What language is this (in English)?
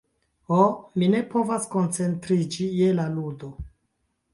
Esperanto